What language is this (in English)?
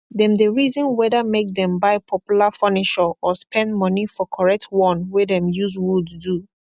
Nigerian Pidgin